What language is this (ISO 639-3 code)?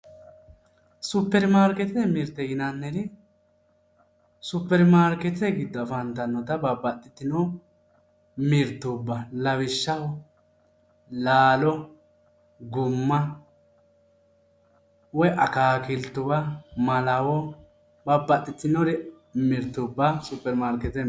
sid